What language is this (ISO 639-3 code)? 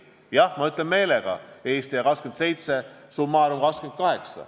est